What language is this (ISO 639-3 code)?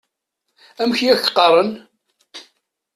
kab